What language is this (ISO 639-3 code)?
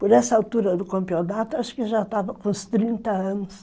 por